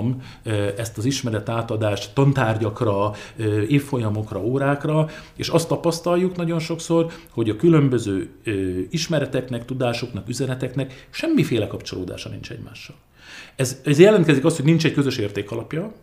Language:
Hungarian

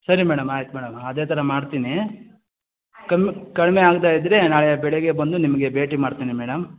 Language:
Kannada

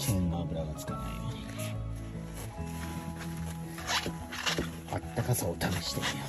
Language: Japanese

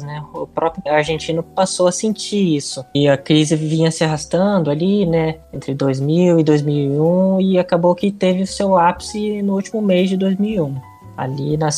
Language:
Portuguese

